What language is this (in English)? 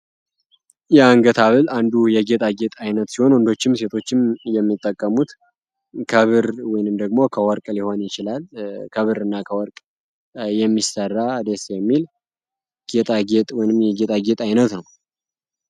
Amharic